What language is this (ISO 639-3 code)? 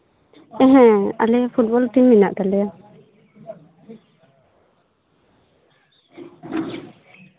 sat